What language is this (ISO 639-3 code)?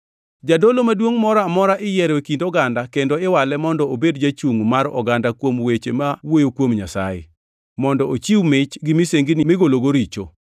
luo